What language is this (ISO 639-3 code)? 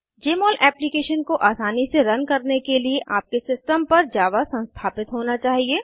hin